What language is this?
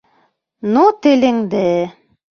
Bashkir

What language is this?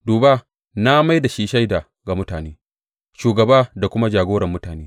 Hausa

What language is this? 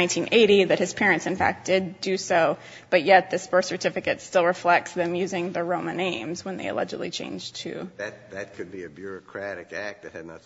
English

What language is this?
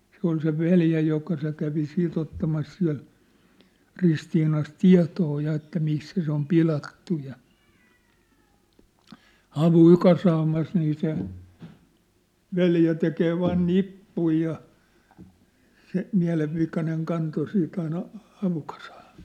Finnish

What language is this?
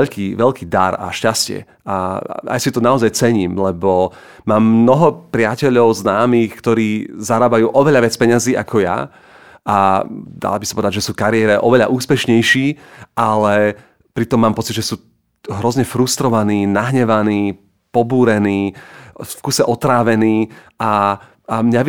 Slovak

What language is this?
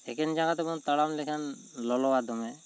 Santali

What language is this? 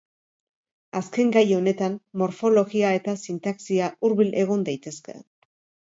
Basque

